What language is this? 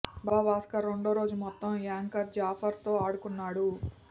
Telugu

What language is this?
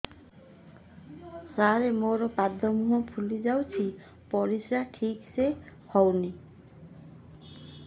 Odia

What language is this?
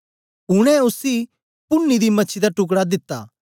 Dogri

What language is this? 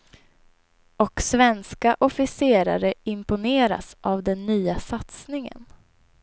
Swedish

